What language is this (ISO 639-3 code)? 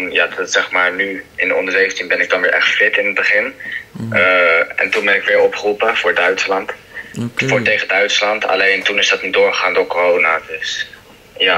nld